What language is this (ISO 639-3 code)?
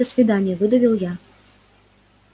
rus